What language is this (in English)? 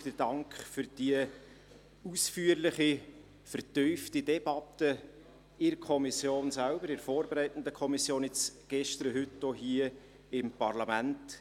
Swiss German